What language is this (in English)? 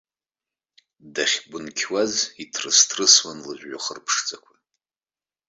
Abkhazian